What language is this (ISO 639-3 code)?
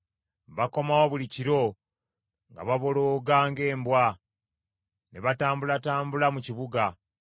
lug